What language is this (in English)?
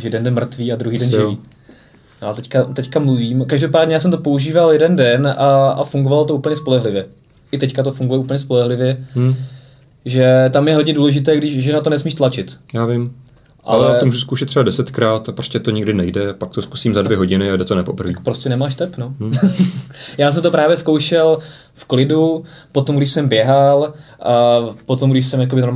Czech